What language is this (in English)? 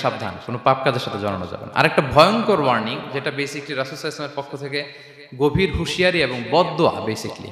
Arabic